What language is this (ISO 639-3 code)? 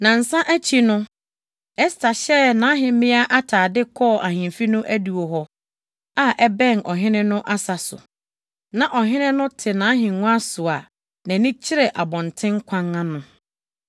aka